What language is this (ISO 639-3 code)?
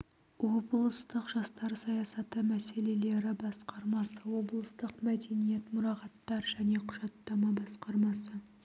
kaz